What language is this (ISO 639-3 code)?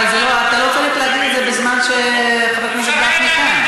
heb